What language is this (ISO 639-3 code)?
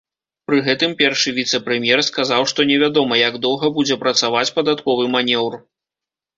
bel